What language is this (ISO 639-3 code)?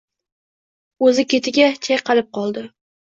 uzb